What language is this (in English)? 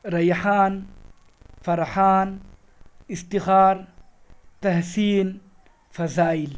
Urdu